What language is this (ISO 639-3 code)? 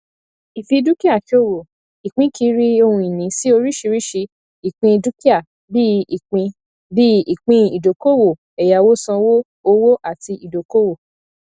yor